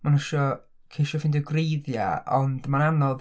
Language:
Welsh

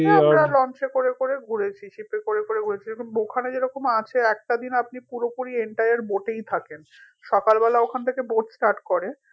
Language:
Bangla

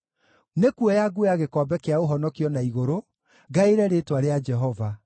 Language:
Kikuyu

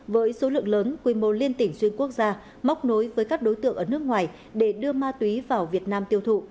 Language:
Vietnamese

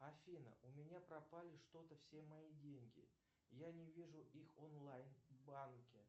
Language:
Russian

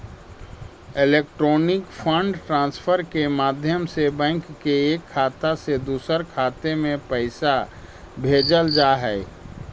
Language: Magahi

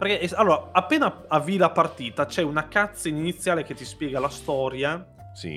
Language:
Italian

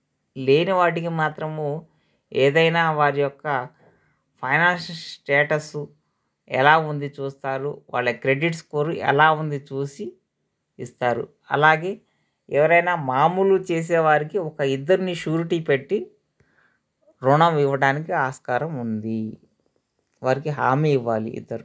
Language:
Telugu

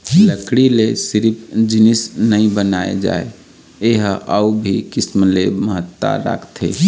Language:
Chhattisgarhi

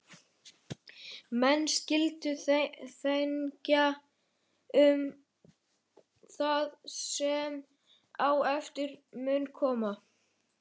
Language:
Icelandic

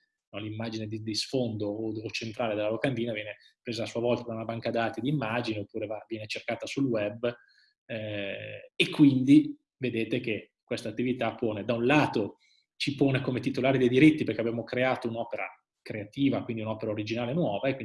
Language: Italian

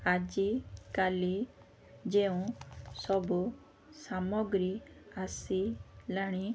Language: Odia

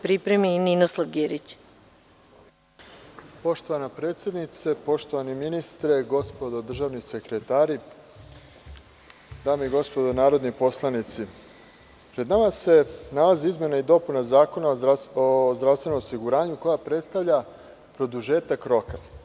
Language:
Serbian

